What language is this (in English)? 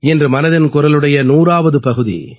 Tamil